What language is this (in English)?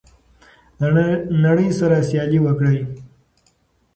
Pashto